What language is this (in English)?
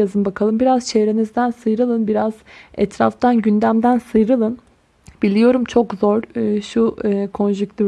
Turkish